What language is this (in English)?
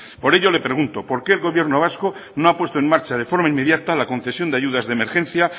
Spanish